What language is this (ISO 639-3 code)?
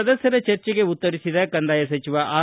kan